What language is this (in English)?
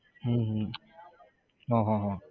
Gujarati